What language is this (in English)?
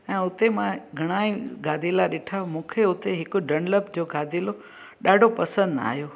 Sindhi